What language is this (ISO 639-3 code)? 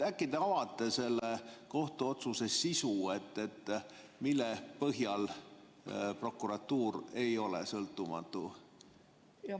est